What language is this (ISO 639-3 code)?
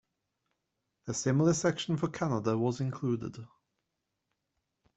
eng